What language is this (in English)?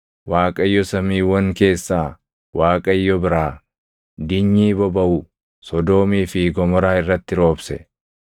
Oromo